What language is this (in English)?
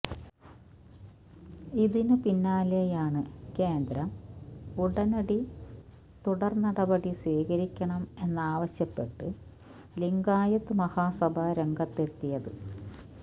Malayalam